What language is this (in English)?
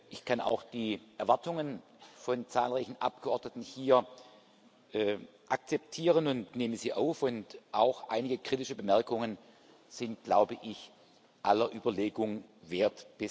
German